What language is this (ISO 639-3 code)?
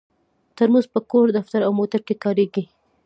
pus